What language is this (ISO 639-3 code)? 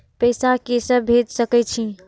mai